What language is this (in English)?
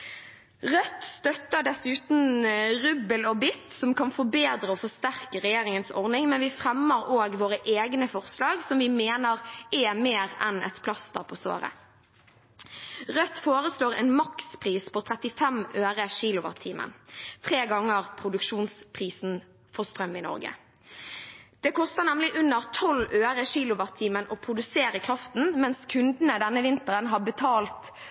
Norwegian Bokmål